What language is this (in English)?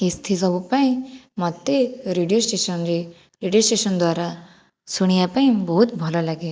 Odia